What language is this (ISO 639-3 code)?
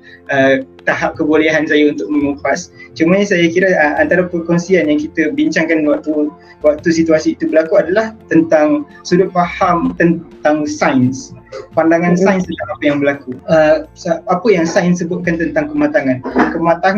msa